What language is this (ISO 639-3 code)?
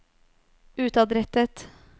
nor